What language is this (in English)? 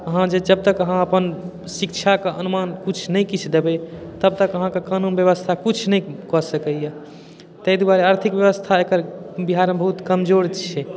Maithili